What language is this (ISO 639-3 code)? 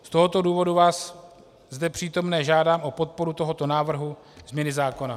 ces